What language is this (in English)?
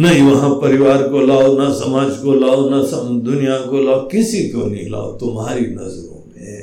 Hindi